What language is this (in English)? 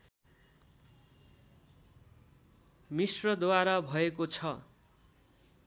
Nepali